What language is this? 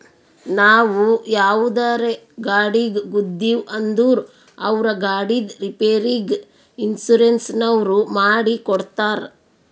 Kannada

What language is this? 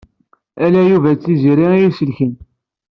Kabyle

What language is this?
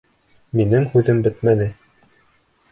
Bashkir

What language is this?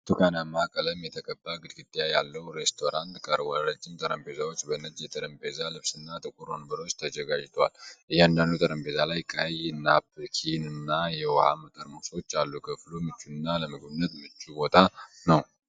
Amharic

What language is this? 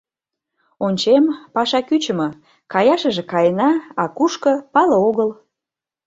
Mari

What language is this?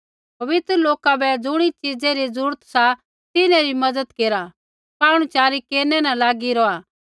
Kullu Pahari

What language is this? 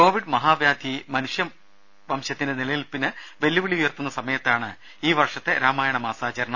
Malayalam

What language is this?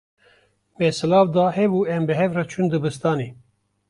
Kurdish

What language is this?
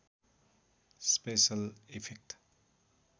Nepali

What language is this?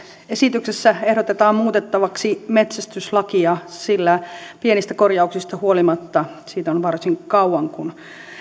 Finnish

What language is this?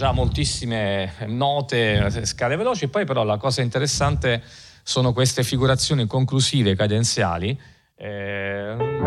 Italian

